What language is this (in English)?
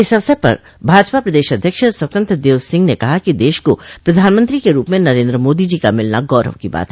Hindi